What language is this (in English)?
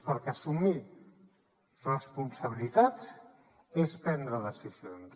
Catalan